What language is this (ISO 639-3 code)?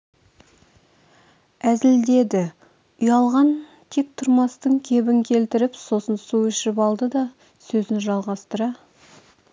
kaz